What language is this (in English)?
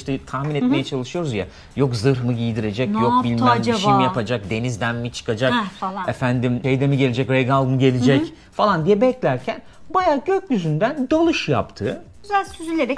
Turkish